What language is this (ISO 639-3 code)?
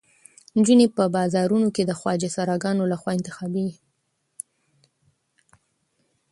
pus